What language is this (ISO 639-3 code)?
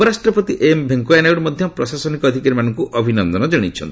ori